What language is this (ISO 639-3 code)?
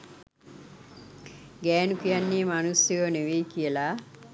sin